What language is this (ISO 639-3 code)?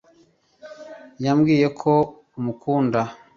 kin